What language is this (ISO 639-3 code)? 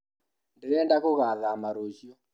kik